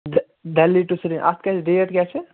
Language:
Kashmiri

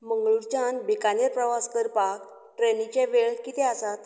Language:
Konkani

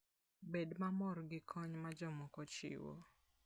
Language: Luo (Kenya and Tanzania)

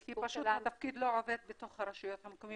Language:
Hebrew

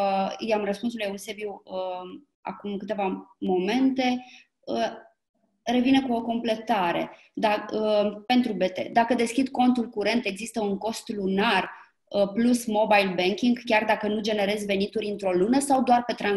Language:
Romanian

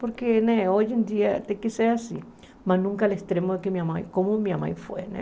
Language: Portuguese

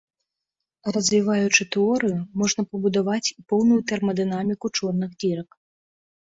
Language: Belarusian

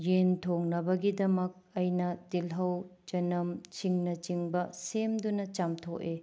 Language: Manipuri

